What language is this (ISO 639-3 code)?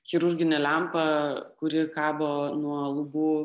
lit